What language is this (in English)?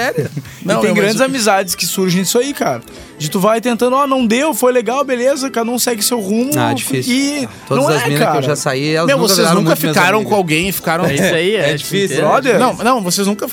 Portuguese